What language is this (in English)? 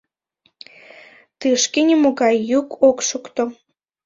Mari